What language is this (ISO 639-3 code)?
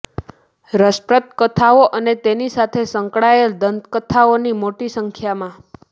guj